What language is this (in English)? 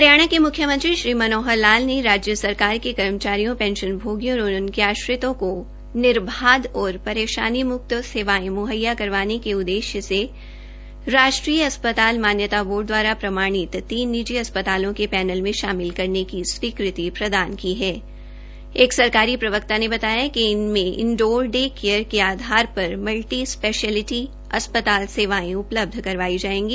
Hindi